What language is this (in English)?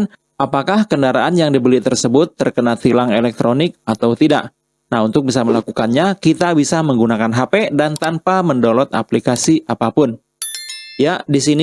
Indonesian